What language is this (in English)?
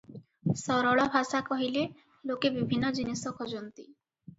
Odia